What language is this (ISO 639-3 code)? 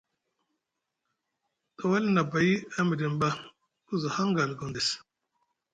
mug